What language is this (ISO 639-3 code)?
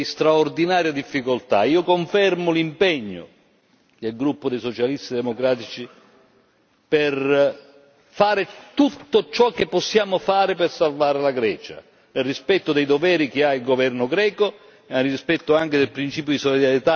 ita